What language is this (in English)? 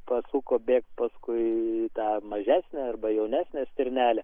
Lithuanian